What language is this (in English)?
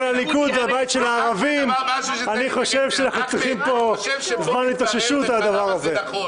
Hebrew